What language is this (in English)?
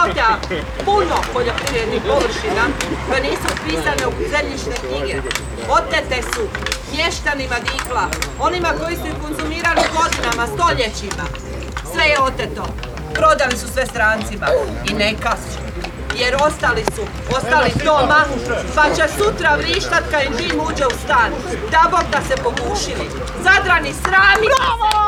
Croatian